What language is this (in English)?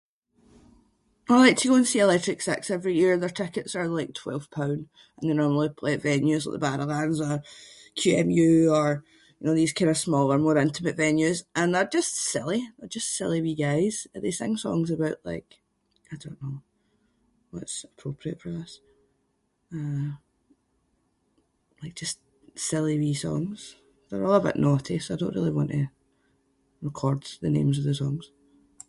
Scots